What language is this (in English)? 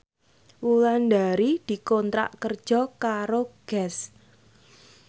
Javanese